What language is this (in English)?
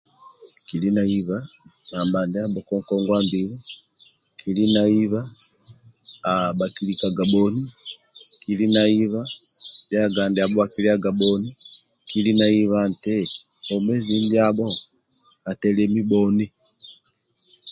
Amba (Uganda)